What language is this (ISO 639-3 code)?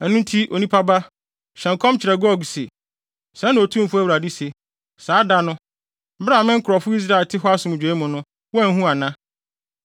aka